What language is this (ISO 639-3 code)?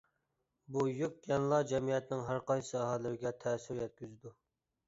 uig